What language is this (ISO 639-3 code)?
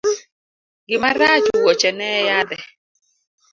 luo